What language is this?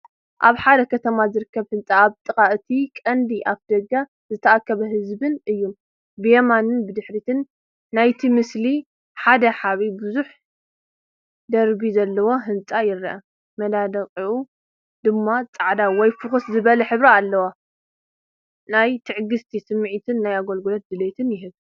Tigrinya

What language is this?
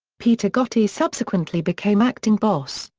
English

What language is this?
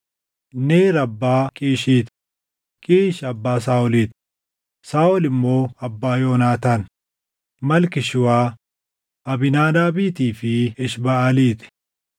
Oromo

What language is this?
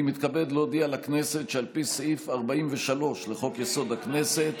Hebrew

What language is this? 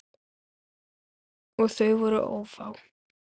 Icelandic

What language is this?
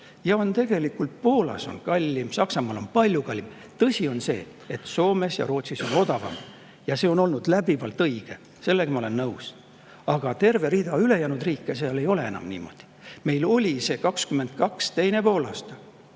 Estonian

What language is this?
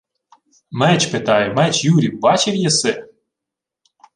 Ukrainian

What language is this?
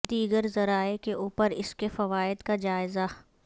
Urdu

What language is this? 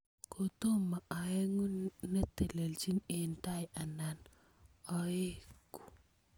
Kalenjin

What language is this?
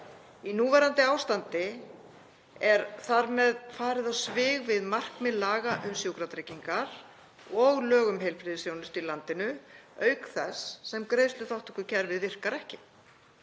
Icelandic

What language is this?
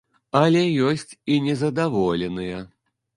Belarusian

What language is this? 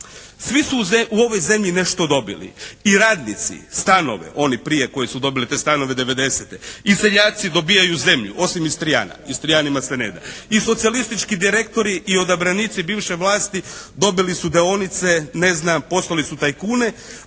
Croatian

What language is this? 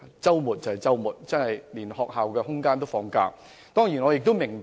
Cantonese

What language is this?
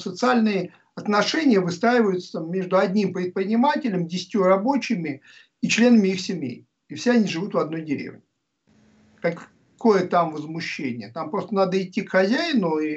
Russian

